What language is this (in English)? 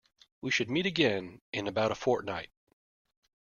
English